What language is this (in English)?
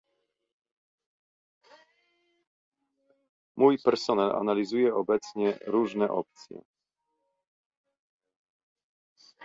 Polish